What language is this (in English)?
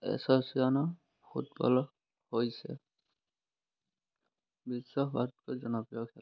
Assamese